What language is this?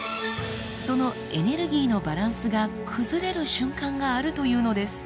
Japanese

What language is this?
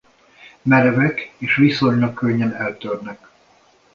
Hungarian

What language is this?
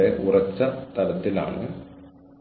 Malayalam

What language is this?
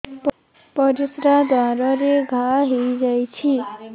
Odia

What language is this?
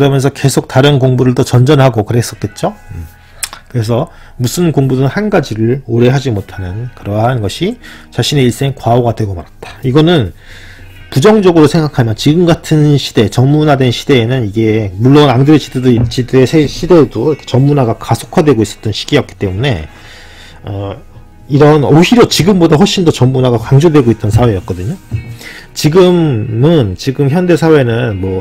Korean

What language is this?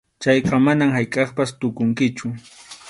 Arequipa-La Unión Quechua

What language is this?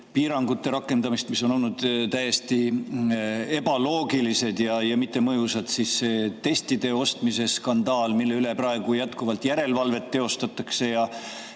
Estonian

